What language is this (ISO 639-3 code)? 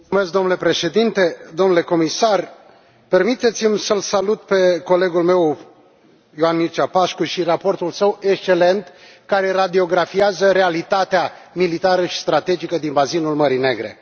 ron